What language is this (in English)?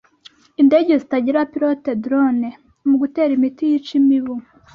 Kinyarwanda